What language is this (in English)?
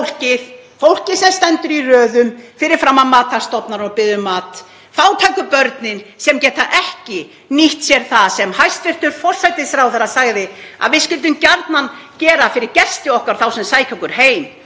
Icelandic